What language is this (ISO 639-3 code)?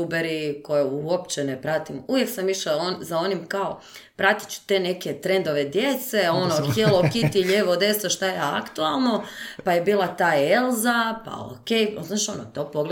hrv